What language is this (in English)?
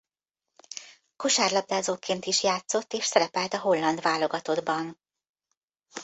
Hungarian